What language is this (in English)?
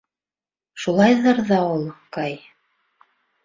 Bashkir